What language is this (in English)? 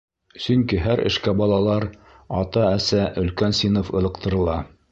Bashkir